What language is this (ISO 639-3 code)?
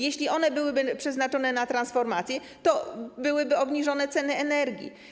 pol